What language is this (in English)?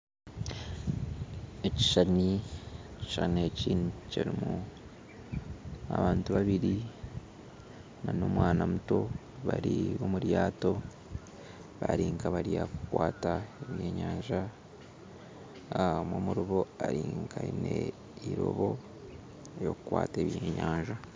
Nyankole